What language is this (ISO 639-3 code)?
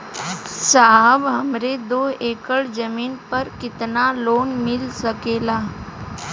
bho